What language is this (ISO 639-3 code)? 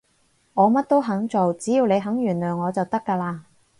yue